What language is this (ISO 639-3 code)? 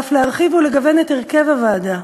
heb